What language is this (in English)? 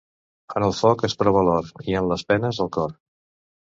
Catalan